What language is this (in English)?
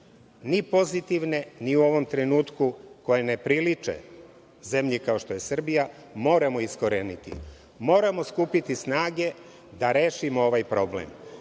Serbian